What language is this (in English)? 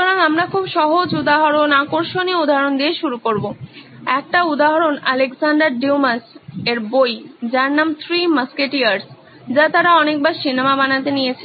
Bangla